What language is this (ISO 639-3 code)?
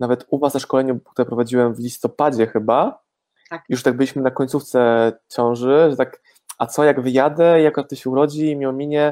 pol